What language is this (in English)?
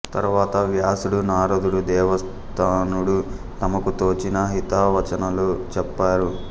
Telugu